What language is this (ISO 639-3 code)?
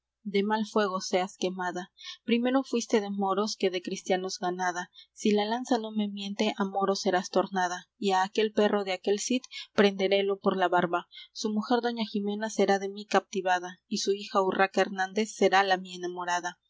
spa